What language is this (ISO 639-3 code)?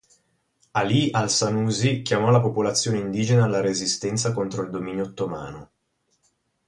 ita